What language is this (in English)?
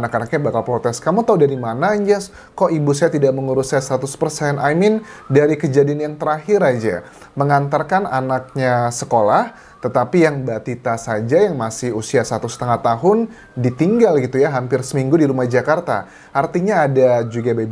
Indonesian